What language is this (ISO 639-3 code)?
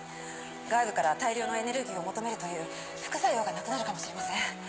jpn